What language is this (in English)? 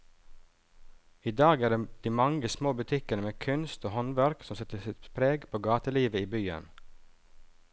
Norwegian